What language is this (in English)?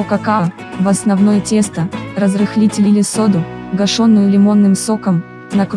Russian